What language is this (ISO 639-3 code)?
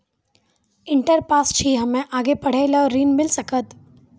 mai